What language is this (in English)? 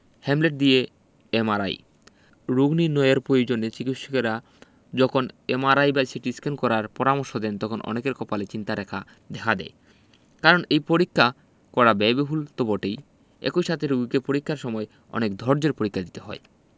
Bangla